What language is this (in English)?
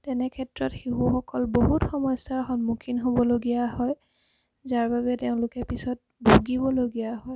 Assamese